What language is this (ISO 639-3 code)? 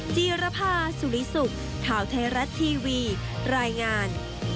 tha